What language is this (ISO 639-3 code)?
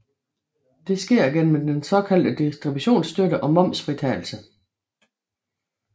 dan